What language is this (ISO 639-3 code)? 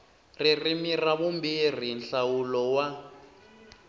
tso